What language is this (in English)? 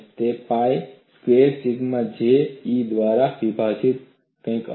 Gujarati